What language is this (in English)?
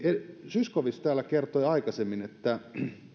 Finnish